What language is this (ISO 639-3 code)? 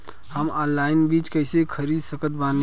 bho